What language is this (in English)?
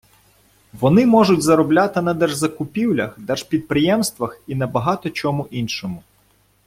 Ukrainian